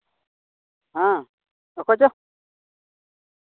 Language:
Santali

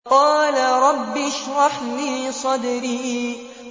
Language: Arabic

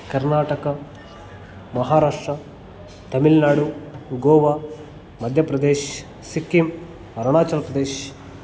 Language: Kannada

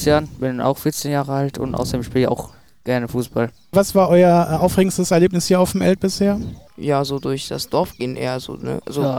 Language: German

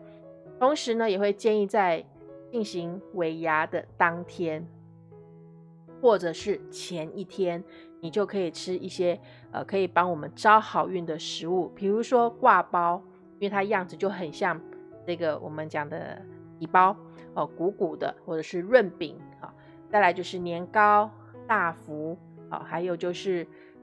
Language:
Chinese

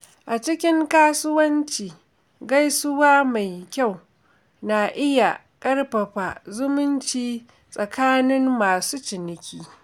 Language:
Hausa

